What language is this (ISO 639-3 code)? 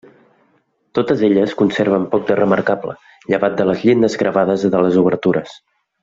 cat